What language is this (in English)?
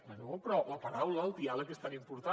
Catalan